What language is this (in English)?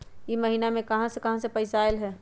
Magahi